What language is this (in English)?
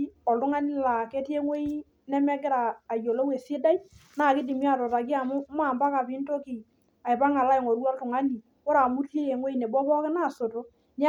Masai